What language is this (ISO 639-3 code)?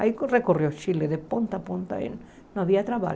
por